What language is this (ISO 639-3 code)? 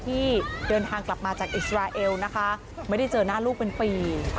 tha